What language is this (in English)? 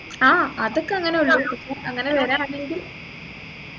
Malayalam